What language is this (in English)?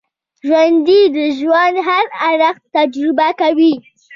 Pashto